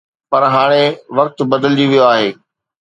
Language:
Sindhi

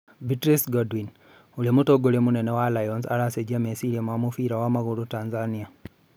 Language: Kikuyu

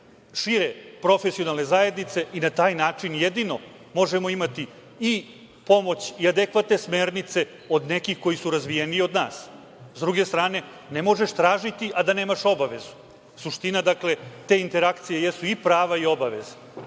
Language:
Serbian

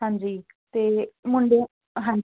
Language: Punjabi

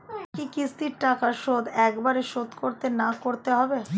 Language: Bangla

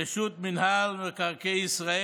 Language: Hebrew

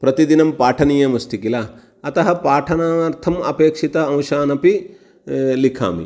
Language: Sanskrit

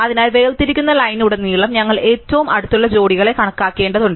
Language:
Malayalam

